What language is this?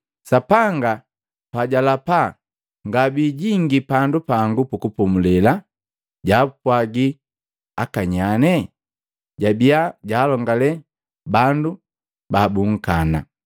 Matengo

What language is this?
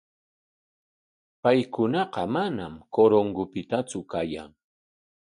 Corongo Ancash Quechua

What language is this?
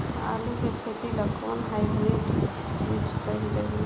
Bhojpuri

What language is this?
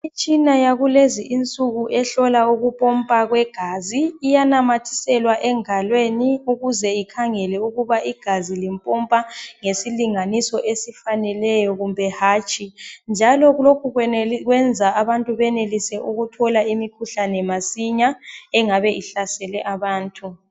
North Ndebele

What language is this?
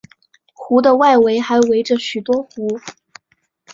Chinese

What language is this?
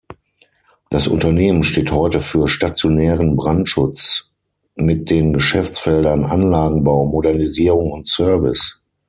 German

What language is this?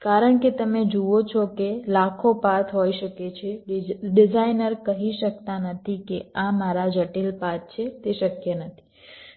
Gujarati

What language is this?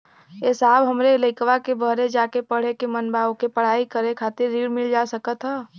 Bhojpuri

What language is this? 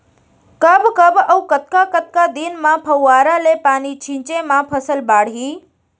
Chhattisgarhi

